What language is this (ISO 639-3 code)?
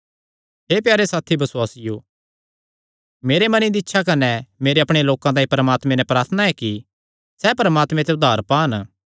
xnr